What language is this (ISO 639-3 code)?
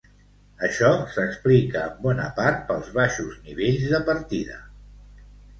cat